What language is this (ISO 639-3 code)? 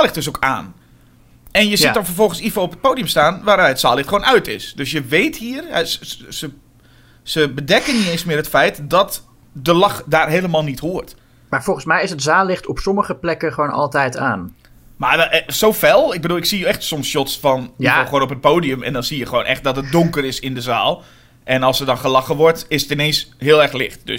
nld